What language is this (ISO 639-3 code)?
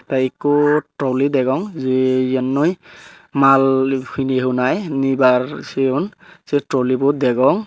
ccp